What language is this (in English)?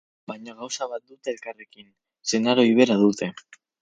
Basque